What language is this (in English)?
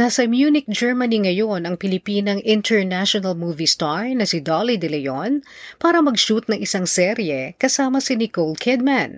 Filipino